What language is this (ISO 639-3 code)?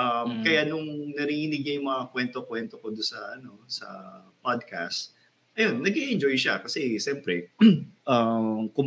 fil